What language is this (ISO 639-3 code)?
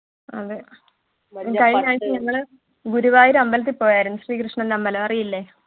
mal